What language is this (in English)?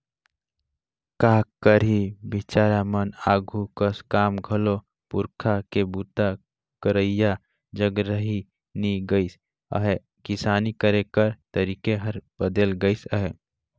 Chhattisgarhi